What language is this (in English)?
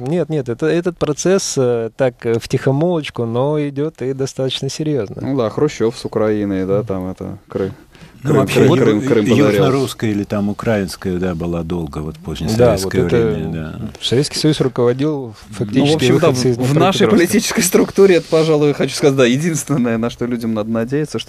Russian